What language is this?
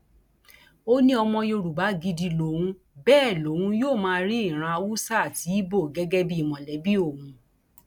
Yoruba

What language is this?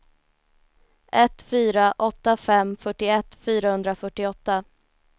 Swedish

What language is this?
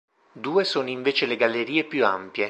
Italian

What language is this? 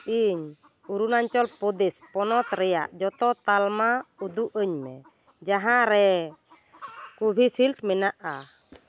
Santali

